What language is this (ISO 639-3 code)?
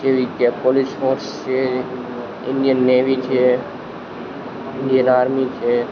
guj